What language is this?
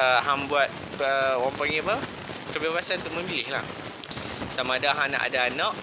Malay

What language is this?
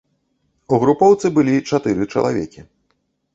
Belarusian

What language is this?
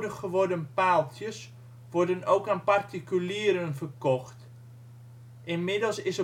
Dutch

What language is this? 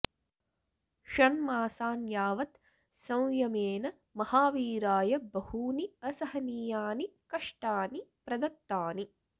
Sanskrit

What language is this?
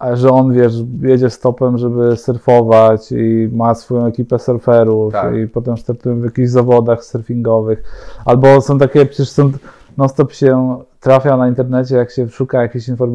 Polish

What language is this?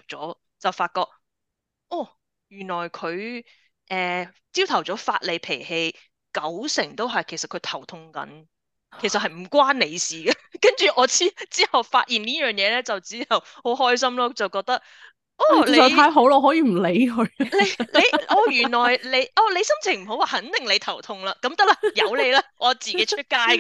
Chinese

